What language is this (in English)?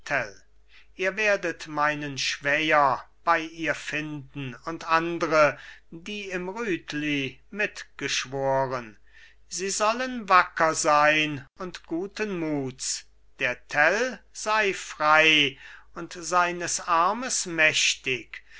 German